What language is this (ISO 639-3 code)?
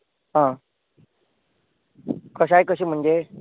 kok